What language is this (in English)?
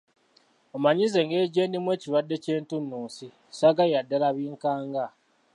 Ganda